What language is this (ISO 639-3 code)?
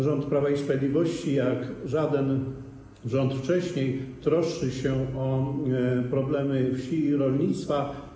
pol